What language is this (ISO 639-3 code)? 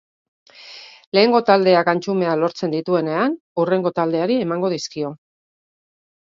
eus